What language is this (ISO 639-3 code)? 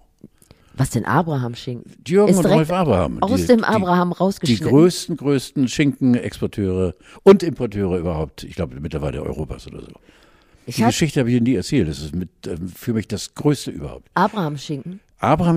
deu